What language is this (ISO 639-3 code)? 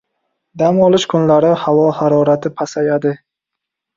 uzb